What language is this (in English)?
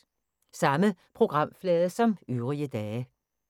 Danish